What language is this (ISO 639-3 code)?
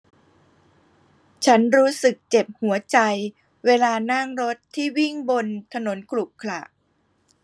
tha